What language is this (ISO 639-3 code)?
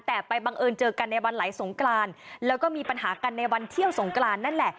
tha